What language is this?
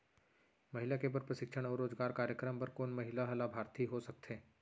Chhattisgarhi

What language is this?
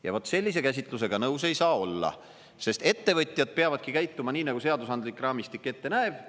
Estonian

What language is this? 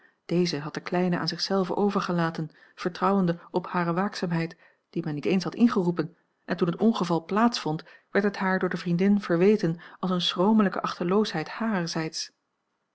Dutch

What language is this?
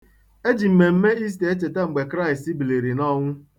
Igbo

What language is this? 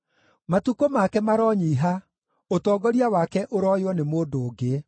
Kikuyu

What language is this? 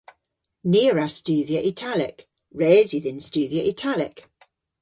Cornish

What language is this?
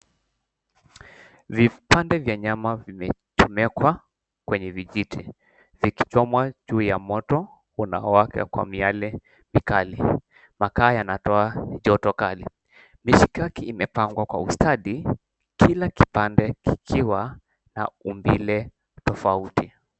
Swahili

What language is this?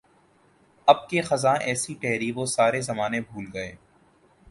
Urdu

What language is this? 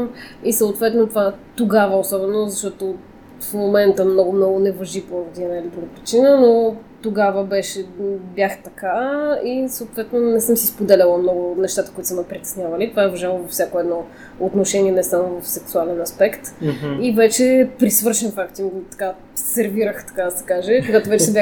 Bulgarian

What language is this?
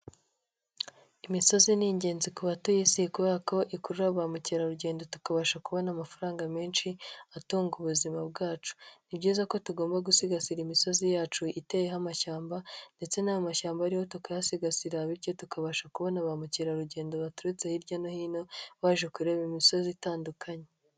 Kinyarwanda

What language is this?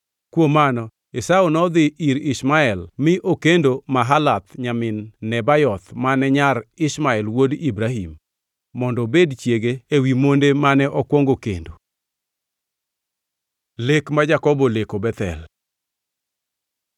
Luo (Kenya and Tanzania)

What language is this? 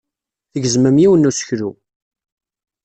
Kabyle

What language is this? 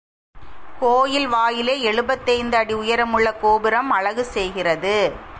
Tamil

